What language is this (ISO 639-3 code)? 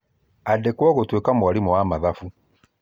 kik